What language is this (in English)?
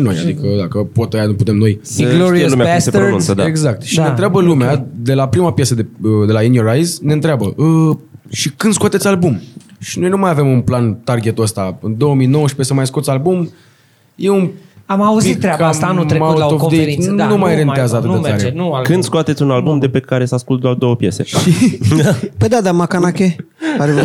Romanian